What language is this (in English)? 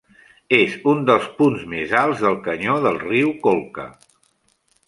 Catalan